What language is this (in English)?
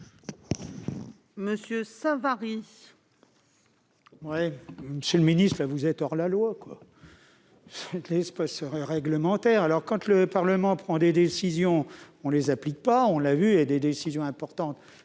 French